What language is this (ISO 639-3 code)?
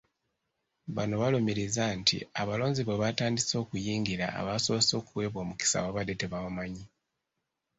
lug